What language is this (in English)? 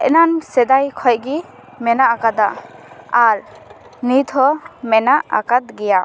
Santali